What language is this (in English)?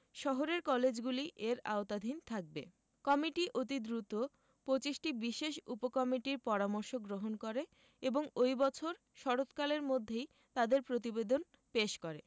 Bangla